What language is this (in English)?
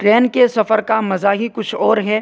Urdu